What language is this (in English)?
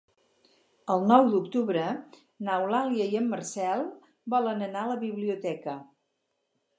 Catalan